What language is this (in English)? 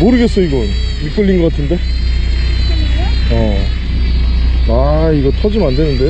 Korean